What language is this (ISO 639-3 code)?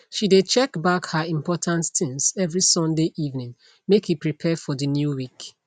pcm